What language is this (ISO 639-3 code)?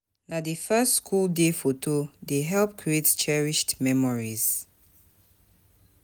pcm